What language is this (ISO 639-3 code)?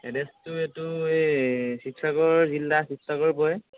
asm